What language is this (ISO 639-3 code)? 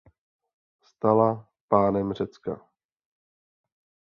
ces